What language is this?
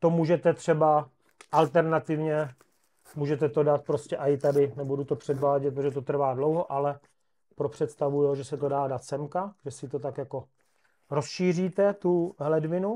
Czech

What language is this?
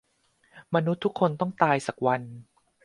Thai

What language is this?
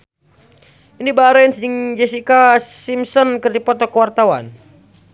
Sundanese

